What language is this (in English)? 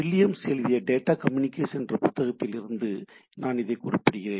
Tamil